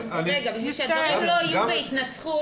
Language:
Hebrew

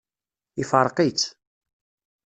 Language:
Kabyle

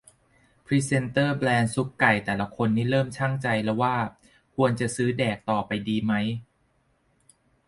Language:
Thai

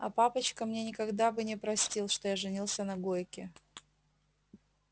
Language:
Russian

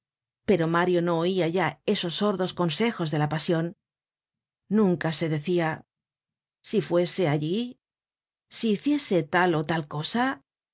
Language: Spanish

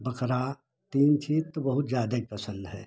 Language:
Hindi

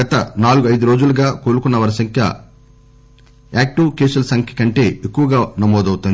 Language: Telugu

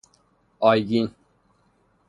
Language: Persian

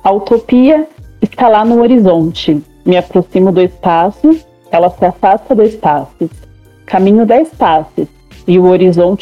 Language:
Portuguese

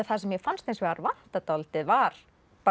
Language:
Icelandic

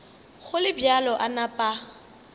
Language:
Northern Sotho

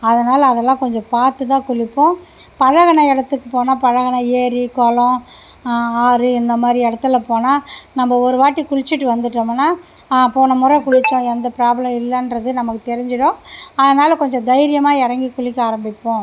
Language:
Tamil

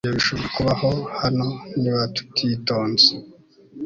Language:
Kinyarwanda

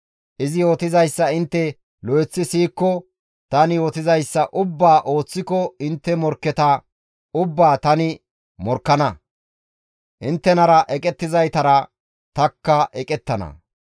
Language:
Gamo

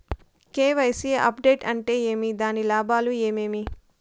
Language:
Telugu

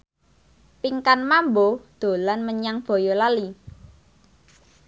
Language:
Javanese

